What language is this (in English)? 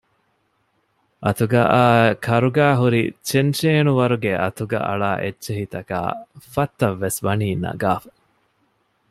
Divehi